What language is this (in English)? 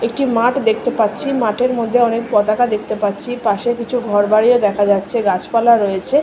Bangla